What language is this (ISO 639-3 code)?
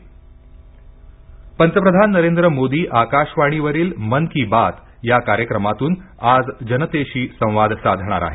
mar